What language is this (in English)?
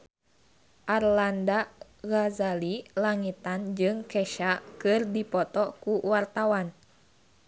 Sundanese